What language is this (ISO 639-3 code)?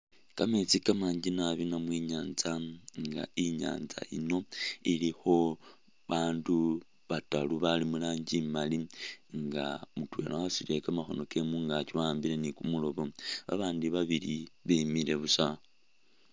myx